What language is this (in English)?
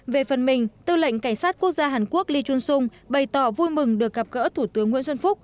Vietnamese